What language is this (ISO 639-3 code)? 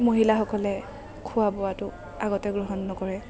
asm